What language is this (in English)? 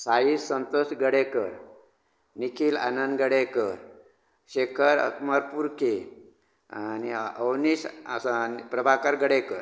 Konkani